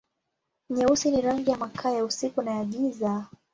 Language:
Swahili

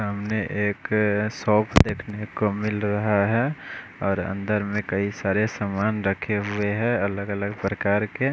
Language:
Hindi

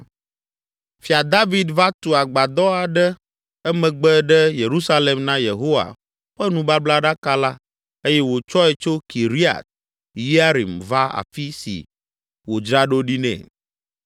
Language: Ewe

